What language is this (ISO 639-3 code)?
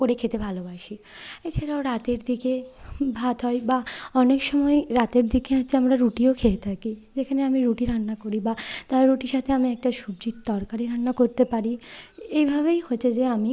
ben